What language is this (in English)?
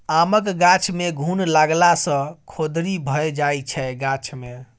Maithili